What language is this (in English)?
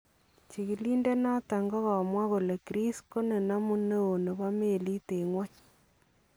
Kalenjin